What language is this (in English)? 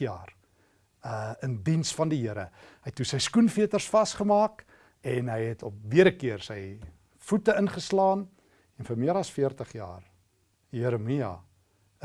Dutch